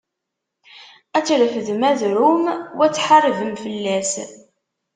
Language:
Kabyle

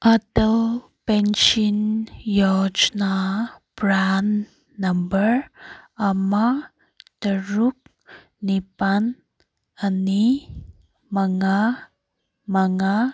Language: Manipuri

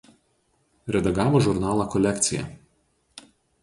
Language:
Lithuanian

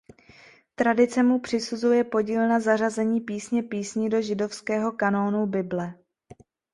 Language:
Czech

